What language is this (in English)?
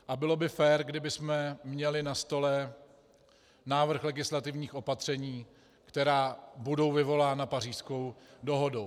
Czech